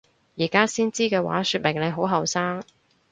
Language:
Cantonese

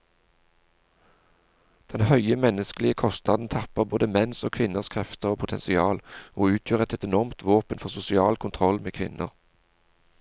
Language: Norwegian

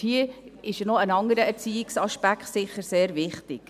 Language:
Swiss German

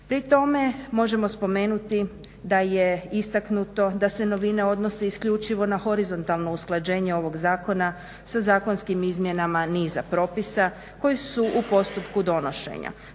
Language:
Croatian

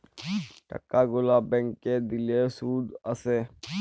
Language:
Bangla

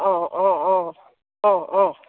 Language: Assamese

